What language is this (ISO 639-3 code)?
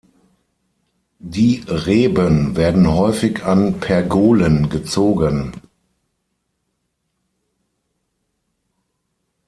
deu